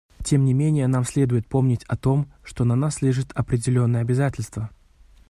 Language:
Russian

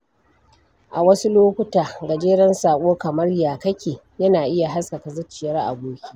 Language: Hausa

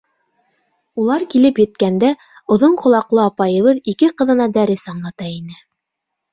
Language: Bashkir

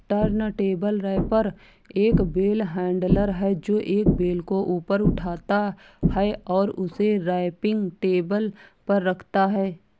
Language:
Hindi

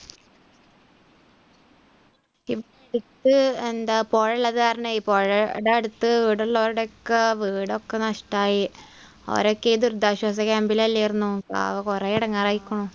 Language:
Malayalam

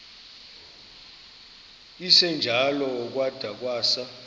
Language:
Xhosa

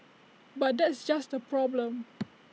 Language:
English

